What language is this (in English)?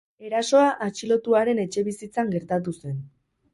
Basque